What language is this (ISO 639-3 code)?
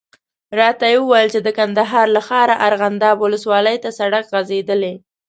pus